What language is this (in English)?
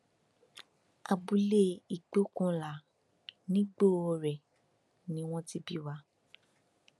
Yoruba